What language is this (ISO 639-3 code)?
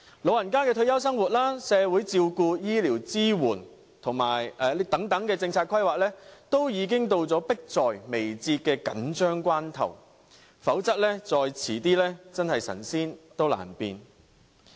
yue